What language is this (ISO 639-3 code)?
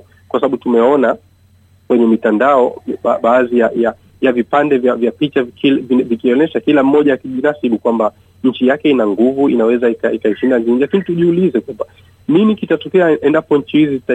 swa